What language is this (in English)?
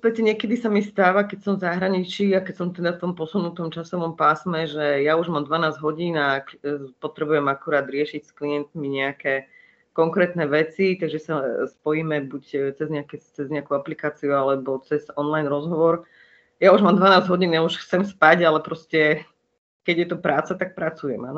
Slovak